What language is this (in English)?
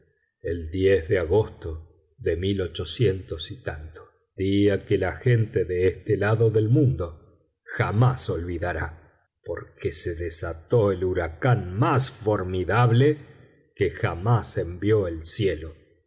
Spanish